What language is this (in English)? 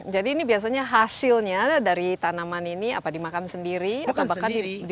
Indonesian